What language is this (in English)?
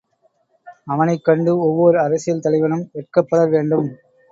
Tamil